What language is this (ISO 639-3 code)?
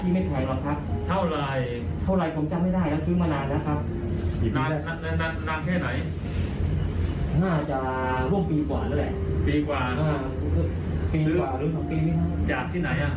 tha